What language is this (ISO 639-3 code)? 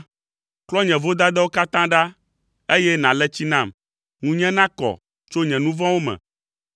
ewe